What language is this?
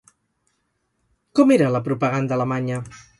Catalan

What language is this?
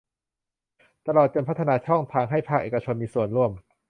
Thai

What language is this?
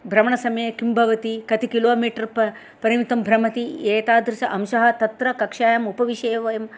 Sanskrit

